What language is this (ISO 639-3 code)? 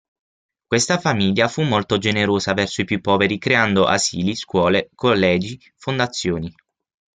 ita